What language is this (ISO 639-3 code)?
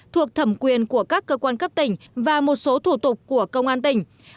vie